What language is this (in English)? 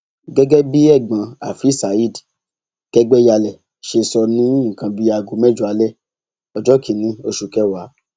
Yoruba